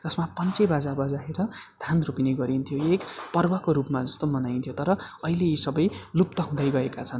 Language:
Nepali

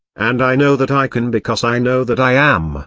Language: English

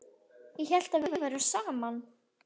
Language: Icelandic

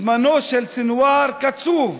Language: Hebrew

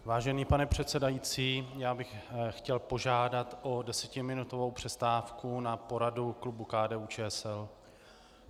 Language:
Czech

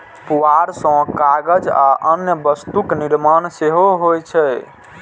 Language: Maithili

